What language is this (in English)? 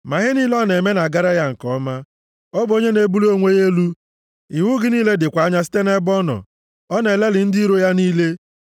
Igbo